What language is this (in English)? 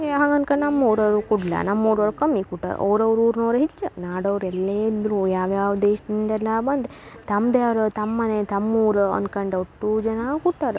Kannada